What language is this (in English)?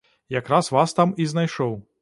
Belarusian